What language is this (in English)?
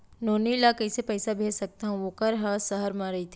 Chhattisgarhi